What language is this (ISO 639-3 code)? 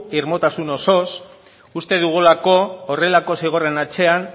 eus